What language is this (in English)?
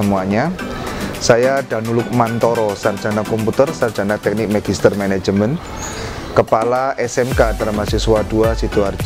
Indonesian